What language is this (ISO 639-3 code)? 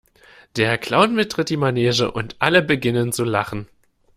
deu